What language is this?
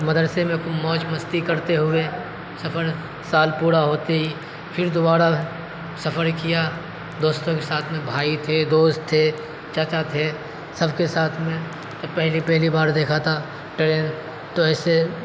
Urdu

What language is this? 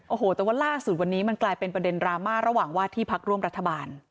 Thai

